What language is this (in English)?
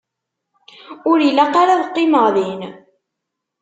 Kabyle